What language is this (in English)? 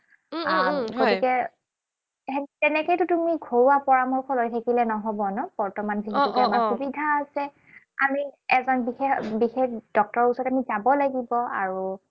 Assamese